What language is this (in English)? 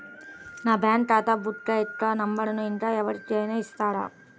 Telugu